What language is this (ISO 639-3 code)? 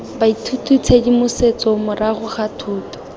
tsn